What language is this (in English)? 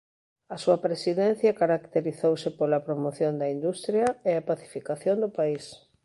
Galician